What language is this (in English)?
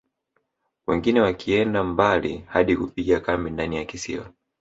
Swahili